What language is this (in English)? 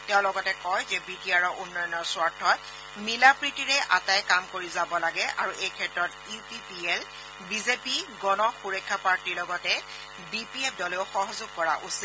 Assamese